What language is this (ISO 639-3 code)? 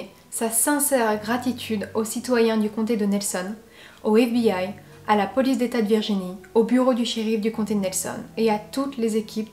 fra